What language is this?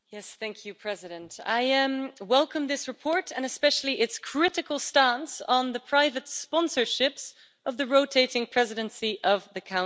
English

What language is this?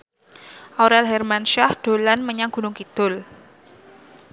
Javanese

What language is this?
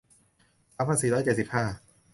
Thai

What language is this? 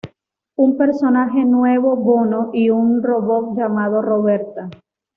Spanish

